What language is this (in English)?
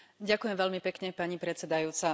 Slovak